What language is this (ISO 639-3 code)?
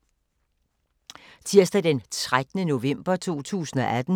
dan